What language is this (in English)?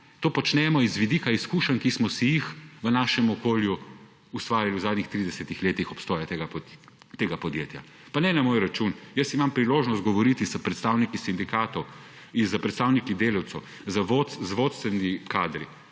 Slovenian